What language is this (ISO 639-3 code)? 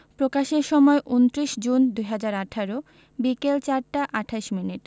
ben